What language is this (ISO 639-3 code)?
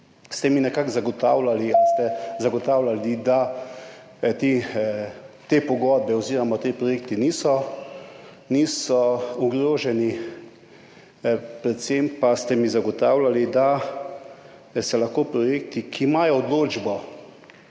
slv